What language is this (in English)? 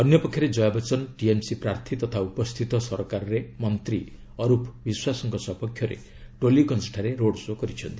Odia